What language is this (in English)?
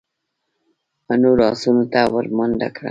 Pashto